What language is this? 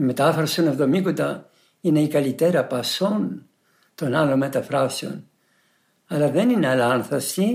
Greek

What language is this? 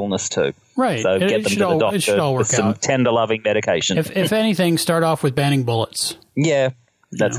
English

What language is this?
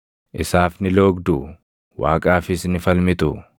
Oromo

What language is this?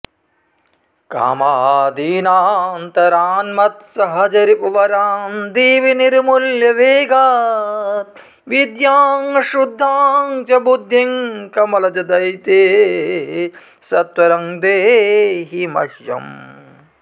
Sanskrit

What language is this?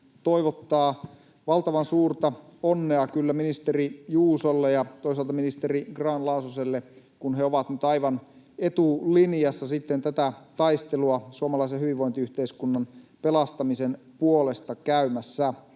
Finnish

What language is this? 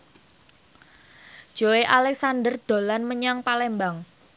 Javanese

